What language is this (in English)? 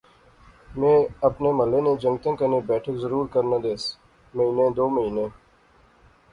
Pahari-Potwari